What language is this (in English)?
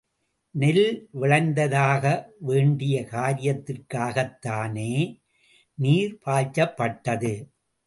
Tamil